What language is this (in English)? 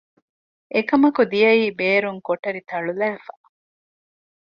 Divehi